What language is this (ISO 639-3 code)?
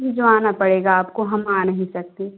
hin